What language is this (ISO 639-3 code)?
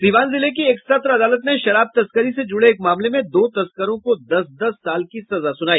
hin